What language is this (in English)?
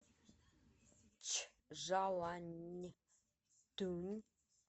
Russian